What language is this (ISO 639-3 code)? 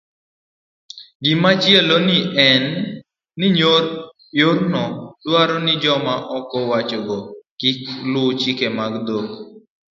luo